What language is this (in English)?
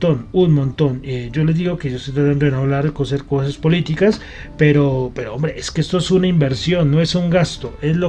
Spanish